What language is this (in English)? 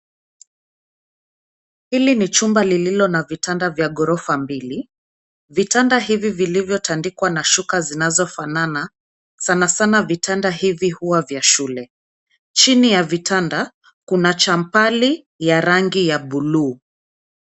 Swahili